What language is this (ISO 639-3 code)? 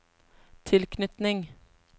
nor